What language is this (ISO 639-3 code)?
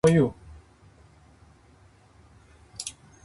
jpn